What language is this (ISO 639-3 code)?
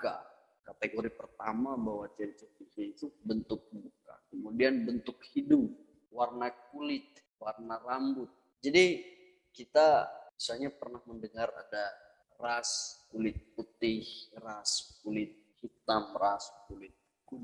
ind